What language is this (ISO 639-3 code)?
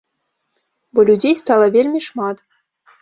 bel